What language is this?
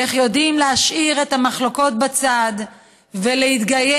Hebrew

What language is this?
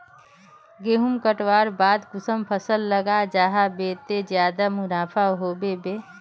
Magahi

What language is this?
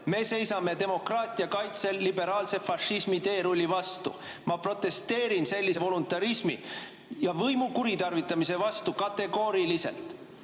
Estonian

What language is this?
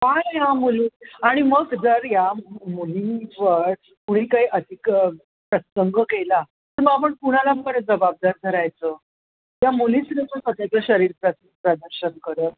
Marathi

